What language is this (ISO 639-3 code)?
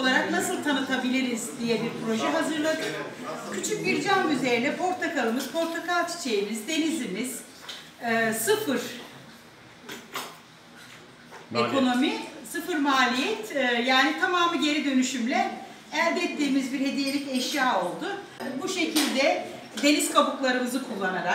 tur